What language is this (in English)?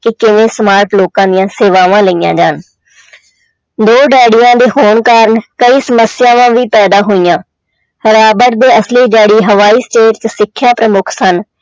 Punjabi